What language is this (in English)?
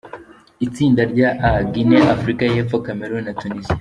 Kinyarwanda